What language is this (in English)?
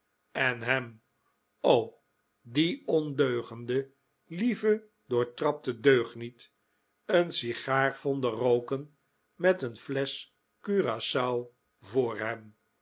Dutch